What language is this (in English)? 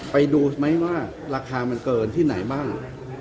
Thai